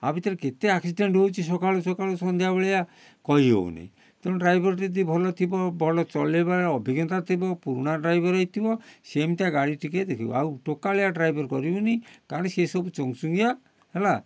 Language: Odia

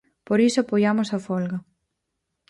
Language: Galician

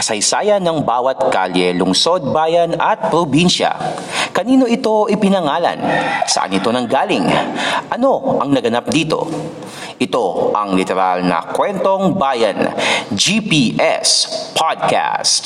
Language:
Filipino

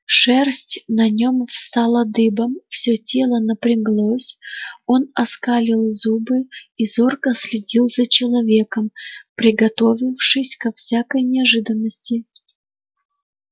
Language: Russian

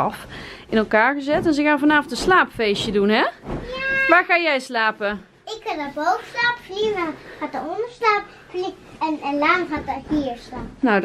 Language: Dutch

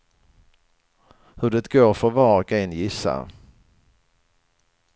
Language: Swedish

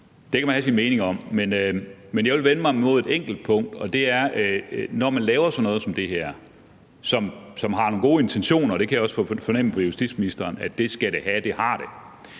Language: Danish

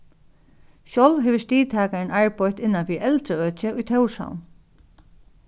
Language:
Faroese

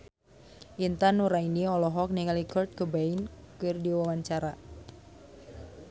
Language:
Sundanese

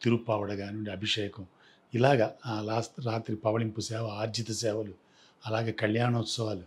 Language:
Telugu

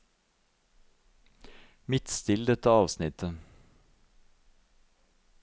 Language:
Norwegian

